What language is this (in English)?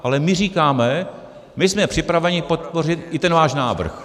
Czech